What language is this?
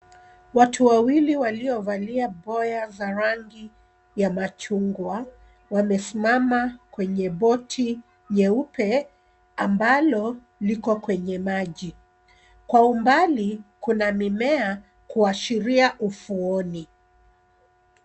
Swahili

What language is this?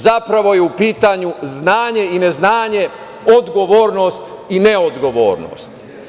Serbian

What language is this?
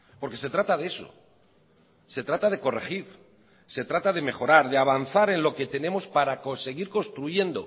Spanish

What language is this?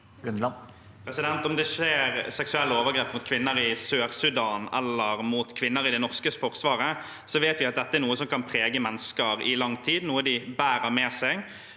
Norwegian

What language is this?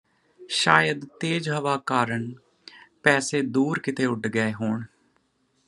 Punjabi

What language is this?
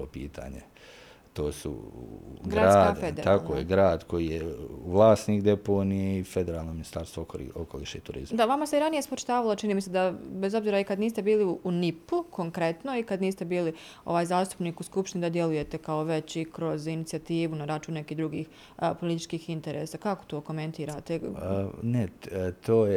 Croatian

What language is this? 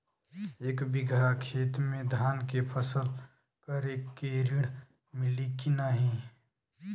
Bhojpuri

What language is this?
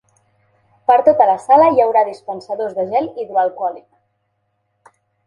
Catalan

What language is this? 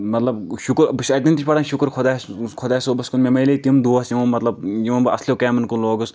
Kashmiri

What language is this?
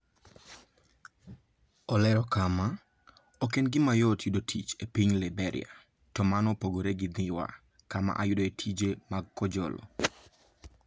Luo (Kenya and Tanzania)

